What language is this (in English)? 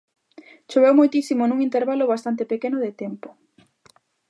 Galician